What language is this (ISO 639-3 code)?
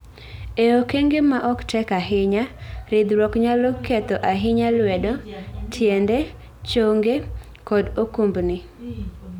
luo